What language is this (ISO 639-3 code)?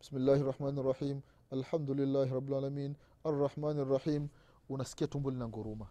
swa